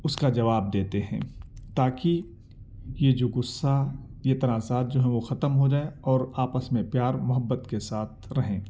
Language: Urdu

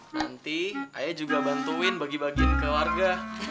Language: Indonesian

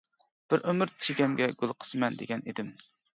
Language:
Uyghur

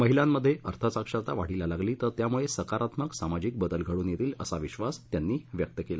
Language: Marathi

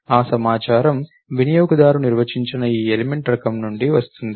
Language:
Telugu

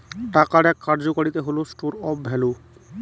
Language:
Bangla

